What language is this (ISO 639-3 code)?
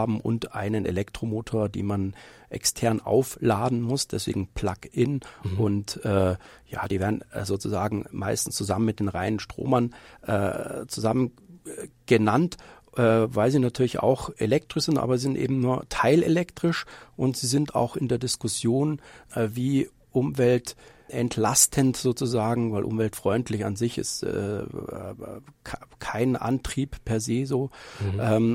deu